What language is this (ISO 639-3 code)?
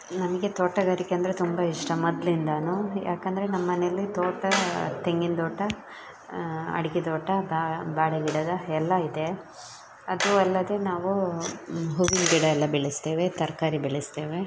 kan